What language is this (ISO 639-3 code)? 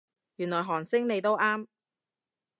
yue